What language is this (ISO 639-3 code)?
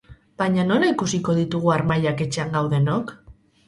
eus